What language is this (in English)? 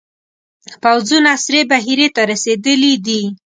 Pashto